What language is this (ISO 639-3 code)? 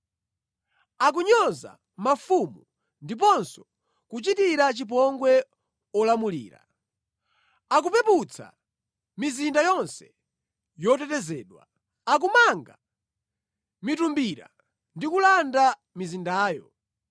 nya